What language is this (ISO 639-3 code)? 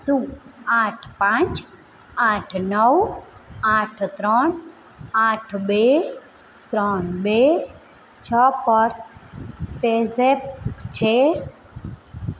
guj